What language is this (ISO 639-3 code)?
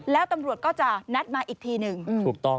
tha